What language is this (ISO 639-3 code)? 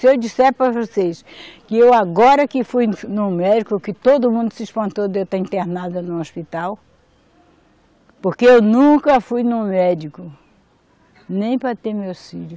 por